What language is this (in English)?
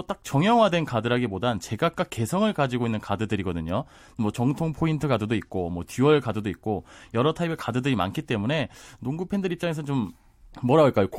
Korean